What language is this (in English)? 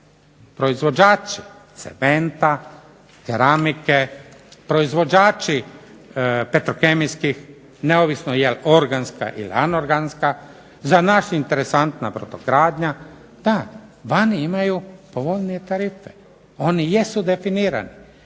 Croatian